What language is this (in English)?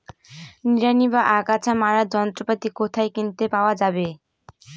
Bangla